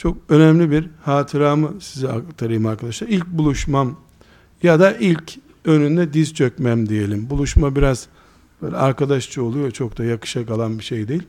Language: Turkish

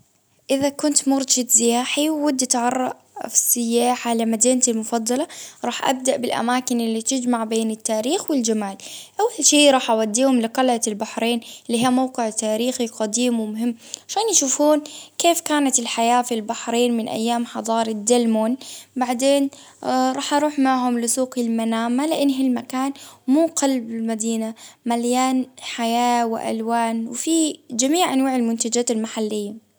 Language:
Baharna Arabic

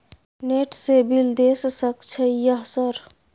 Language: Maithili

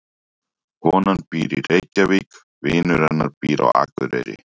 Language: Icelandic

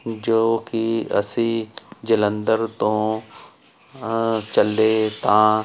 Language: Punjabi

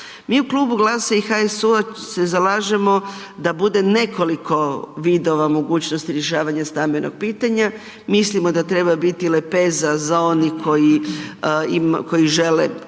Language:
Croatian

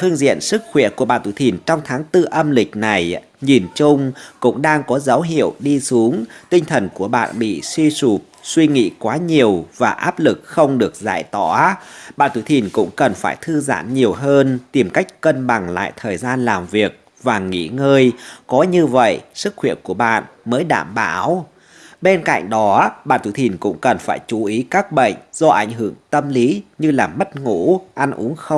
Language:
Vietnamese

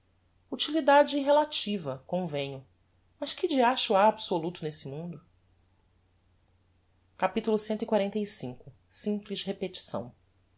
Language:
Portuguese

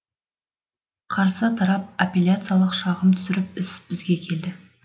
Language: Kazakh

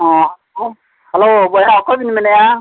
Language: Santali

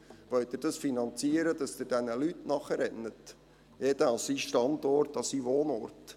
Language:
Swiss German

